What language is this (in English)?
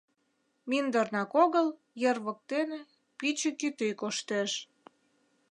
Mari